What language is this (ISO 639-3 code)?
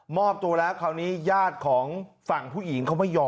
tha